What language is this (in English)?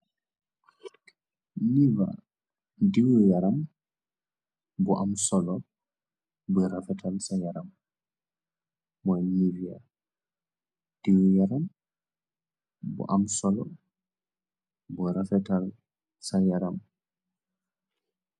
Wolof